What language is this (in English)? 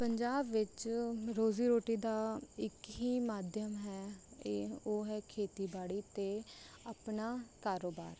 Punjabi